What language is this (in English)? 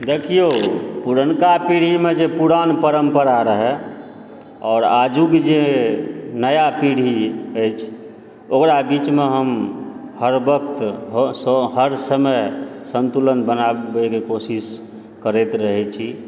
Maithili